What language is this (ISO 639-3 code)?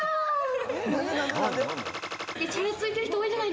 jpn